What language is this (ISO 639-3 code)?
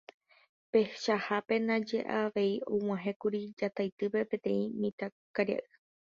grn